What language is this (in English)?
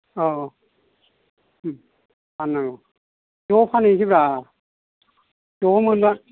Bodo